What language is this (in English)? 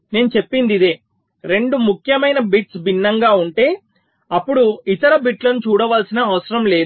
Telugu